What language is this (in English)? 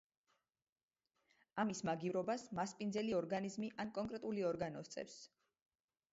Georgian